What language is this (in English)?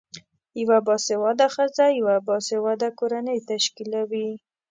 Pashto